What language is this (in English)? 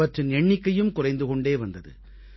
Tamil